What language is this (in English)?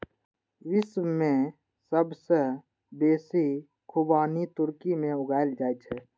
Maithili